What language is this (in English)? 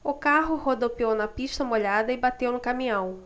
Portuguese